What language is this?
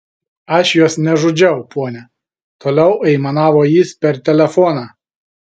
Lithuanian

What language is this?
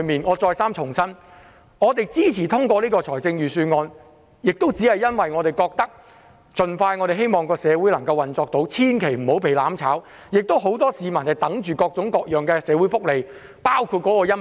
Cantonese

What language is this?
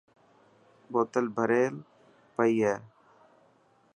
Dhatki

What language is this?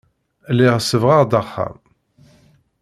Kabyle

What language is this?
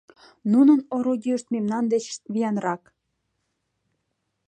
Mari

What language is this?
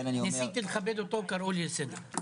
Hebrew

